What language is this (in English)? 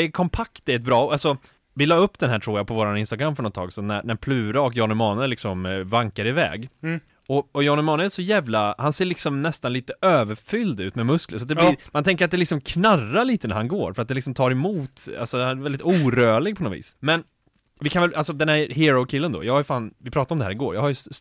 Swedish